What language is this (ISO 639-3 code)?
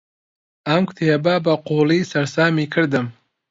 ckb